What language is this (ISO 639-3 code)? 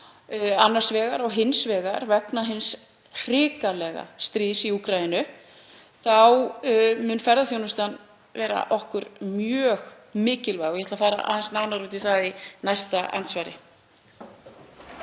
isl